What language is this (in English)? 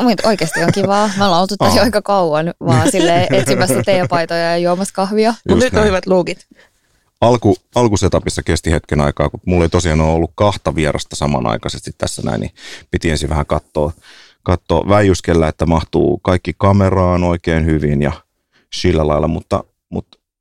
Finnish